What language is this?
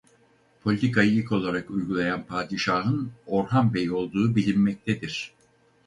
Turkish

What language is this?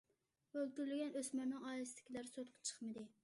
Uyghur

